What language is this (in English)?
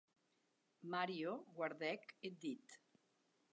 Occitan